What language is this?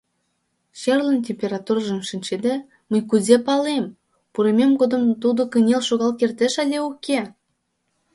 Mari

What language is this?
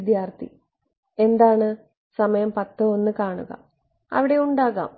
Malayalam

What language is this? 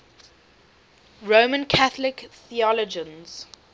English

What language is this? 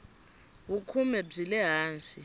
Tsonga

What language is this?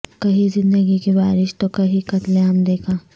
Urdu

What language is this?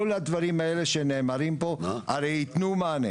Hebrew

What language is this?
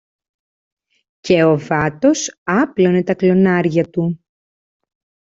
Greek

